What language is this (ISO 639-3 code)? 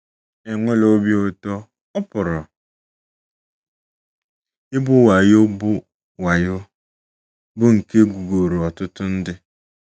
ibo